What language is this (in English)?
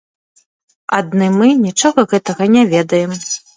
Belarusian